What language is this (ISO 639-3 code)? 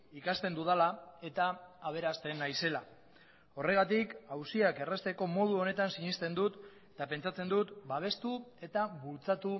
eus